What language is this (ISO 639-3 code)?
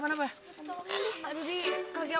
ind